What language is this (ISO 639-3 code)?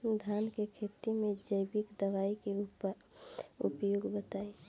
bho